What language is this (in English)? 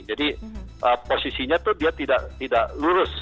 Indonesian